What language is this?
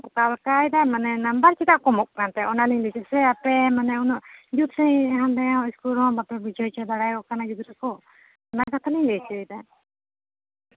Santali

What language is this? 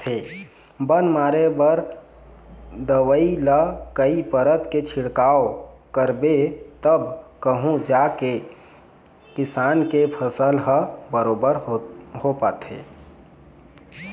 Chhattisgarhi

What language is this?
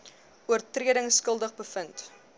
Afrikaans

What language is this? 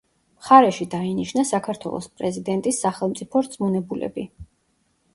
Georgian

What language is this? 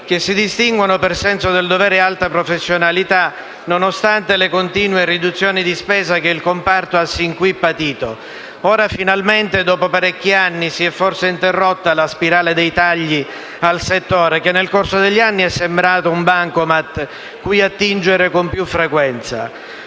Italian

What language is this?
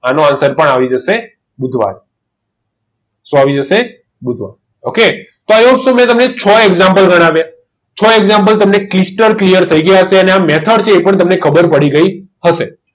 Gujarati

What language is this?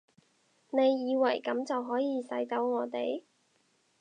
Cantonese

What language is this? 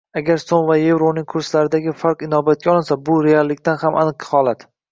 Uzbek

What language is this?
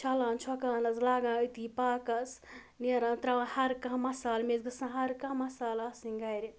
Kashmiri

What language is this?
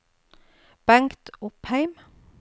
Norwegian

